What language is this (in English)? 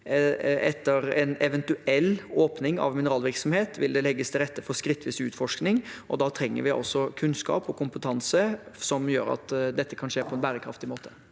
Norwegian